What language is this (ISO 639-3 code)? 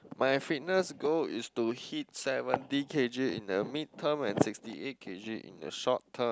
eng